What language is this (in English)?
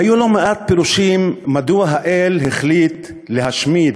Hebrew